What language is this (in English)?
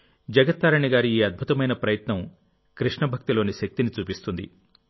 Telugu